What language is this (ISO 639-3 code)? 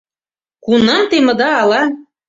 chm